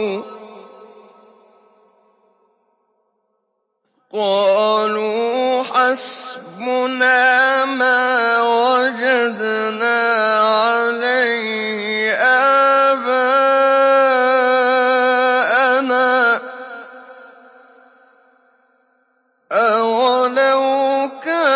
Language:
Arabic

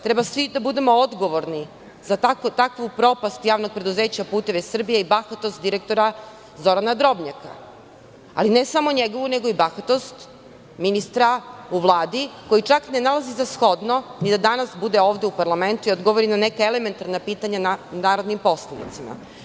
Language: Serbian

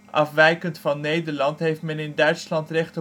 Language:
Dutch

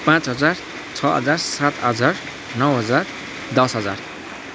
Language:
Nepali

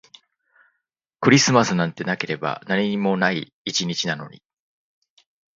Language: Japanese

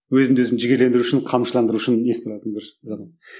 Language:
Kazakh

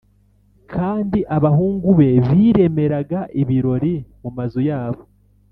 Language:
Kinyarwanda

